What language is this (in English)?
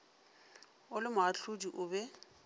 Northern Sotho